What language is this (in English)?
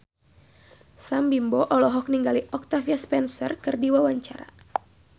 Sundanese